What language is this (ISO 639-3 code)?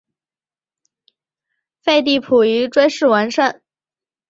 zho